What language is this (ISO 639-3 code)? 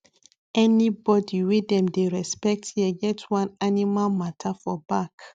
pcm